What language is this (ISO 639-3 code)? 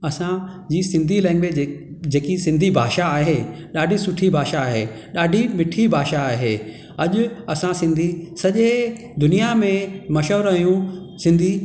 snd